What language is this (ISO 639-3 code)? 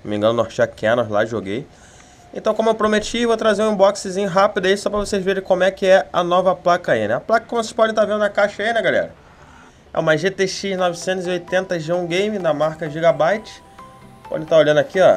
por